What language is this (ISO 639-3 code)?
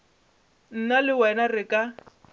nso